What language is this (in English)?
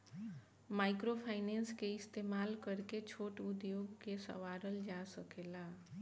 Bhojpuri